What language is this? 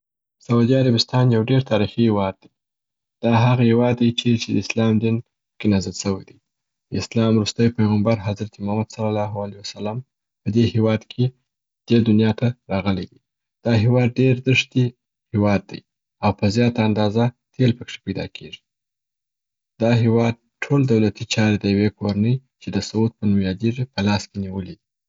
Southern Pashto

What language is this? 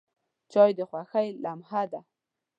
Pashto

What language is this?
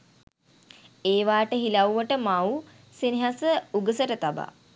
Sinhala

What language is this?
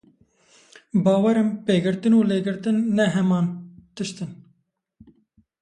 Kurdish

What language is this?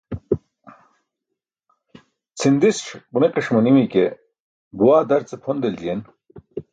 Burushaski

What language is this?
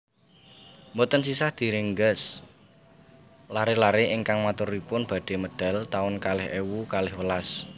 Javanese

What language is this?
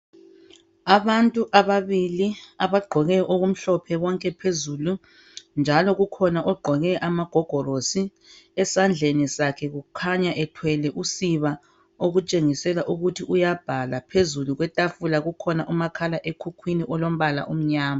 North Ndebele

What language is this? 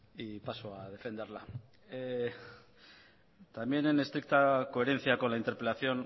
Spanish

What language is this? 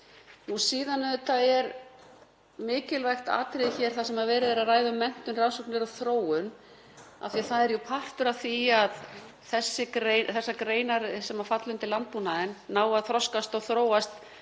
Icelandic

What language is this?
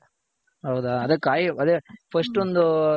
Kannada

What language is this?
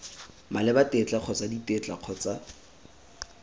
Tswana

